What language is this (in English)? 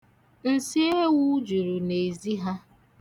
Igbo